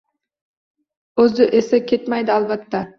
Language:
Uzbek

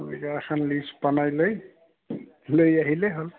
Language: Assamese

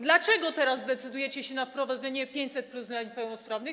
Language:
Polish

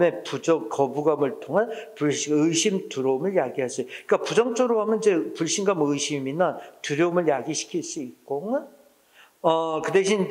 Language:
Korean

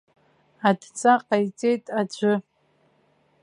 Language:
Abkhazian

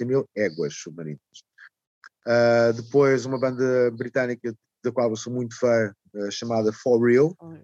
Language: Portuguese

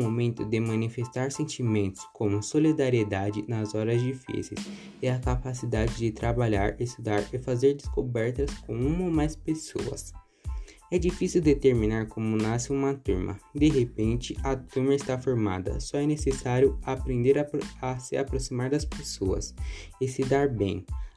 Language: Portuguese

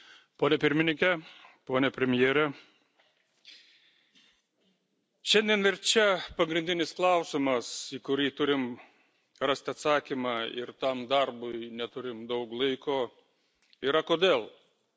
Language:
Lithuanian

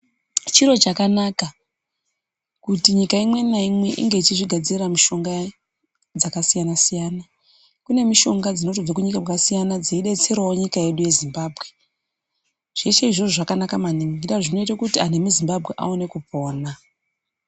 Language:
Ndau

